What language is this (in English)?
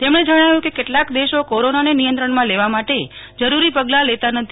Gujarati